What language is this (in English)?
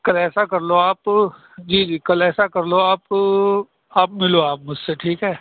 Urdu